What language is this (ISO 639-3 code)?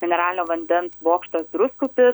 lit